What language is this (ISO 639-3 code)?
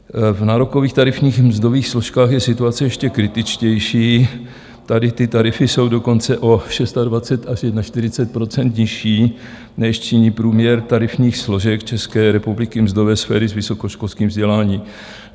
ces